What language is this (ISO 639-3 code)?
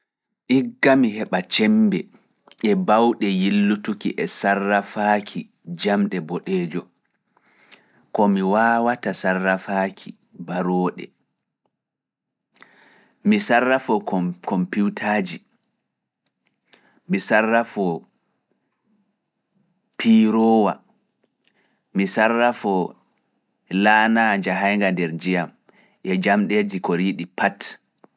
ful